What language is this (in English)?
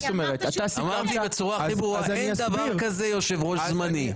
Hebrew